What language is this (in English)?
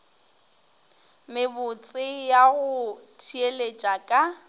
Northern Sotho